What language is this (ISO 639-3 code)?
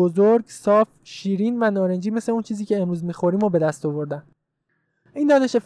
fas